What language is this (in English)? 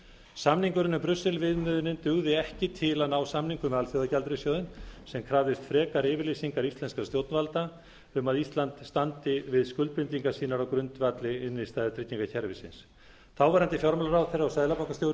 Icelandic